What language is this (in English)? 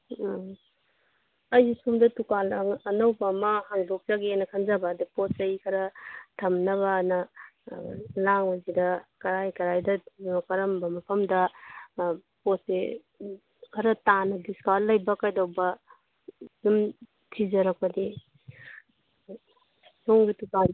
Manipuri